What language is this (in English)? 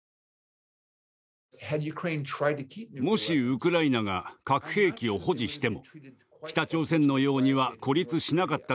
Japanese